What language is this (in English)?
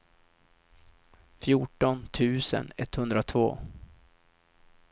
Swedish